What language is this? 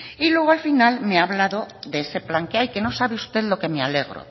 Spanish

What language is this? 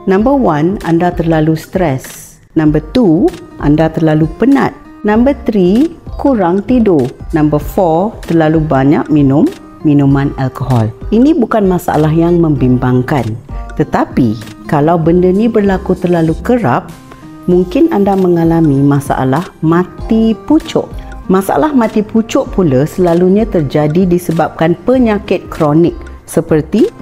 Malay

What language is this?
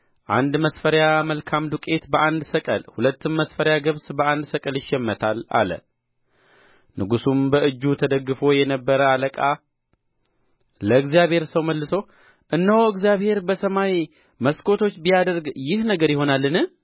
Amharic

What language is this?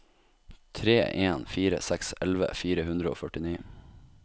Norwegian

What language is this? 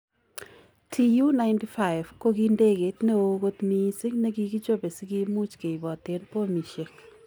Kalenjin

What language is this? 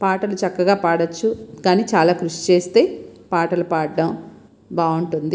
Telugu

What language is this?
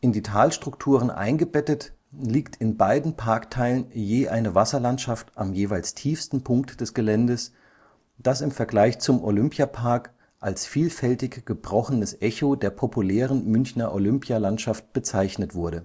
German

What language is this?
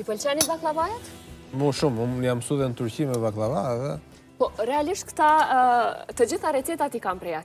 Romanian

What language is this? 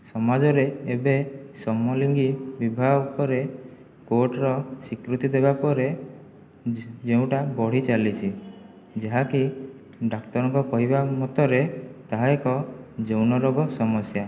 Odia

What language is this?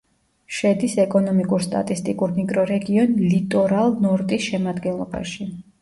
Georgian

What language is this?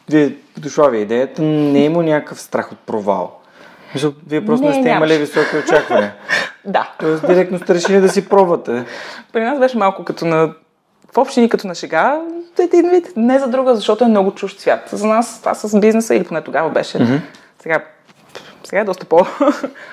Bulgarian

